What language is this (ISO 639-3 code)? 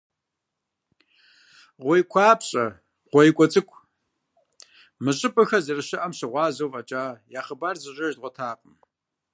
kbd